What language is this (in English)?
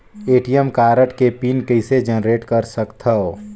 Chhattisgarhi